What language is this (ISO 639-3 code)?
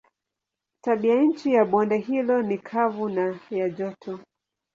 swa